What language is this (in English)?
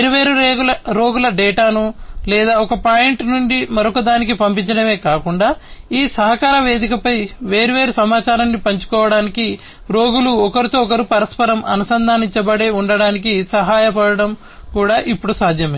Telugu